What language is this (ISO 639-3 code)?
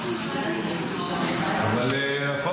heb